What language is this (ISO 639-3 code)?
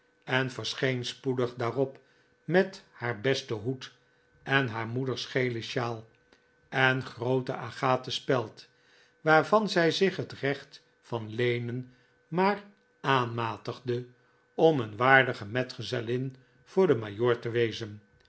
nld